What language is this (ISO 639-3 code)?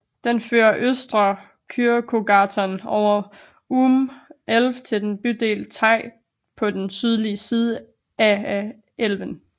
dan